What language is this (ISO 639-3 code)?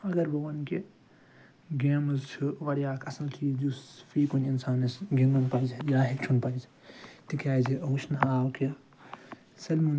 kas